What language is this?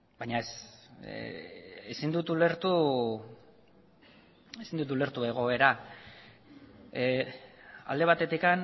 Basque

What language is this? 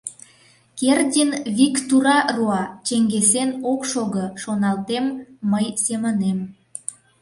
Mari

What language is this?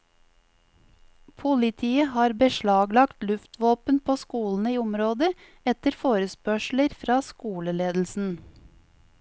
Norwegian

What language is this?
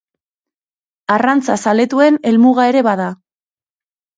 Basque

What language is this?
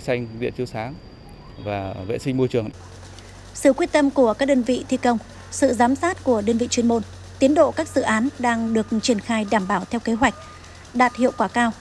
Vietnamese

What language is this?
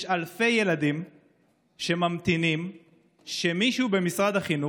Hebrew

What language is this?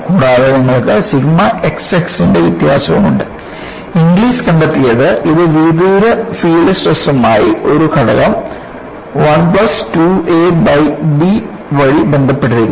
Malayalam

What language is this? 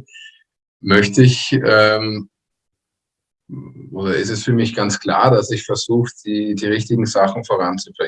German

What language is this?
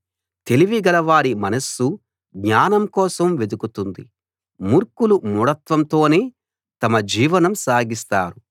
Telugu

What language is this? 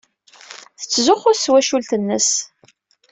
Kabyle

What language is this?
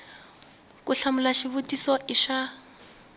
Tsonga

